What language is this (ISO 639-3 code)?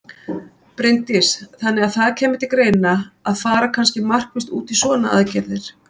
isl